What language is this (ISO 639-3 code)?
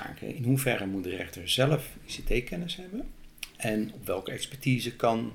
nld